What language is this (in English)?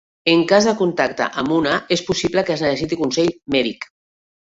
Catalan